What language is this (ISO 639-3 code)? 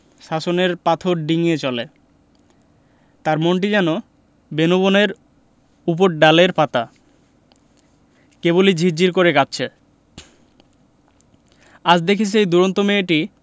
ben